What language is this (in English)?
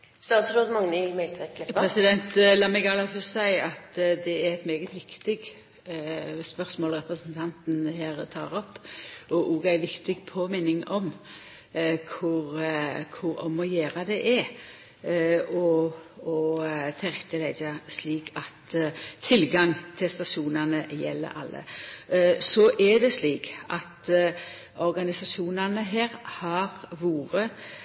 Norwegian